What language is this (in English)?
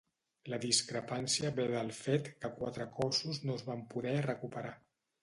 Catalan